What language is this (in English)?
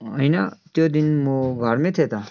Nepali